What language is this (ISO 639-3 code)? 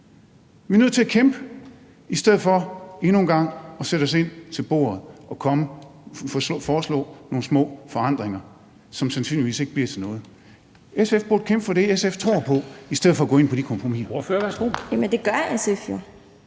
dan